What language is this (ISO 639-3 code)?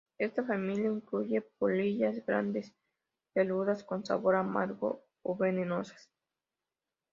spa